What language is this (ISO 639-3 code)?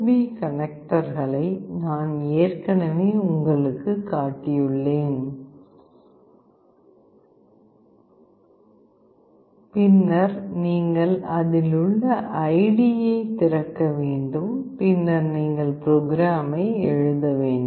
tam